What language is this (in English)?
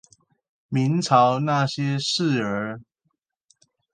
Chinese